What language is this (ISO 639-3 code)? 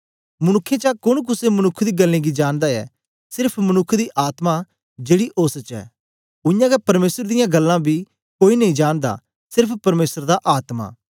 doi